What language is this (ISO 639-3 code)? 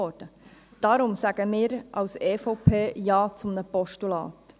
gsw